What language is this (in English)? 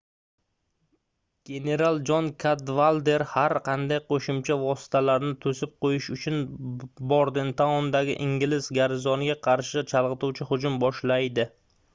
Uzbek